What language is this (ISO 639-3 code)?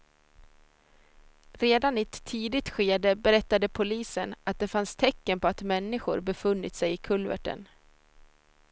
swe